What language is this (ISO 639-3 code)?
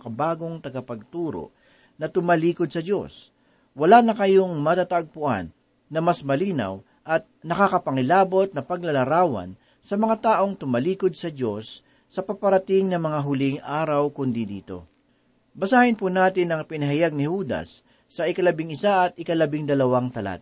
fil